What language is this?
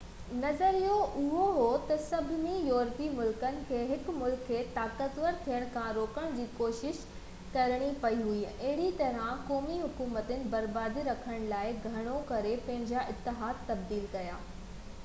Sindhi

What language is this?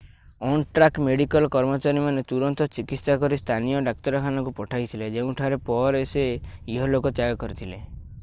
Odia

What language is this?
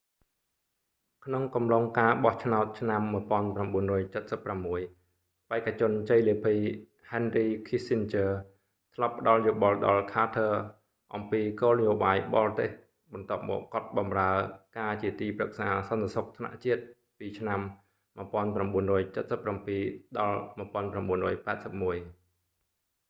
Khmer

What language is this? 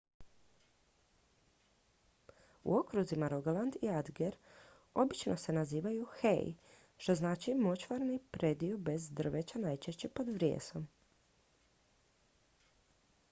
Croatian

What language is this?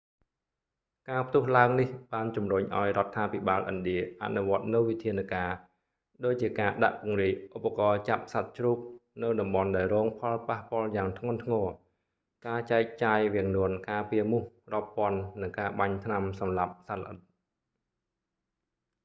Khmer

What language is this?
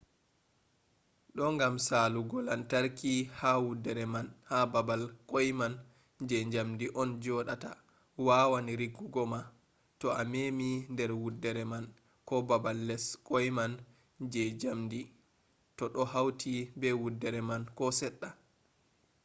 Fula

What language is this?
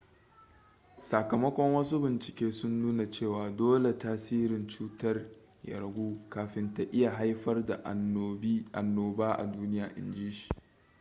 Hausa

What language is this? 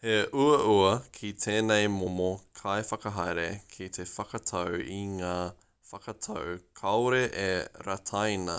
Māori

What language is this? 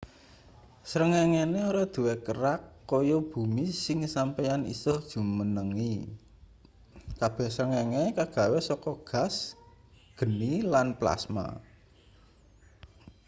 Javanese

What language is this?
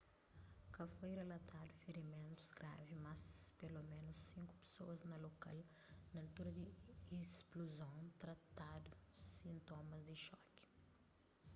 Kabuverdianu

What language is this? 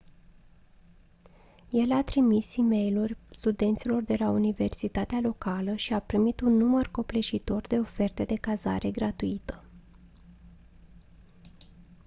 Romanian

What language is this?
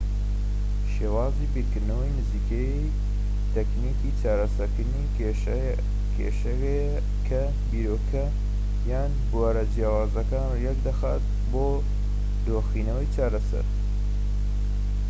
Central Kurdish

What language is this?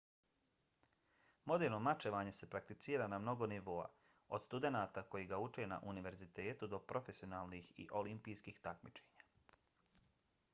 Bosnian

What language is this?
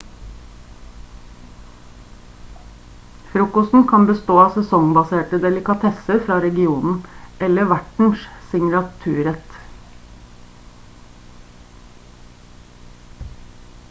Norwegian Bokmål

